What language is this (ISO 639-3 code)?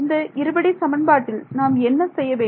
tam